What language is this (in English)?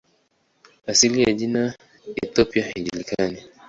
Swahili